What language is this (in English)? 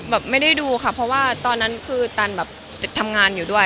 Thai